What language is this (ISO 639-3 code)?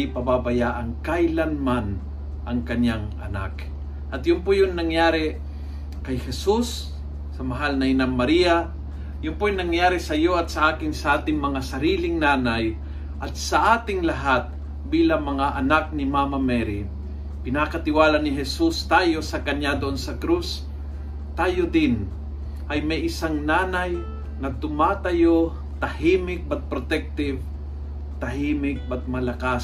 fil